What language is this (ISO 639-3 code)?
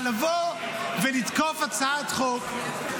heb